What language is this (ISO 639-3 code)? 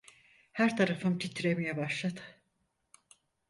tur